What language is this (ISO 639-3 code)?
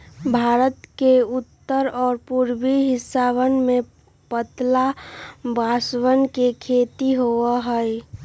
mag